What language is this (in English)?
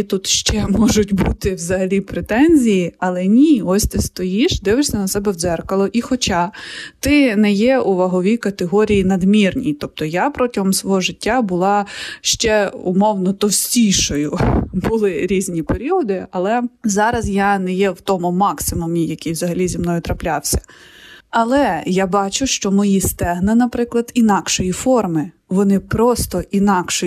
Ukrainian